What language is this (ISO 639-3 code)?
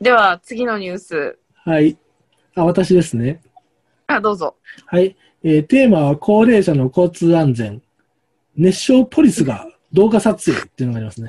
jpn